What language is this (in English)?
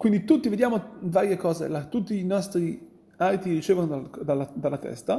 Italian